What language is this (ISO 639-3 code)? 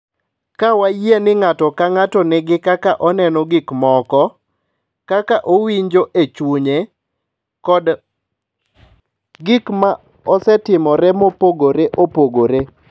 luo